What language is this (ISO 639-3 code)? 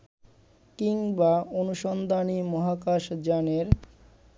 ben